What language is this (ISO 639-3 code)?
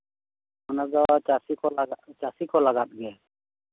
sat